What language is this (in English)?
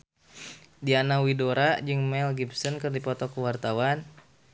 Sundanese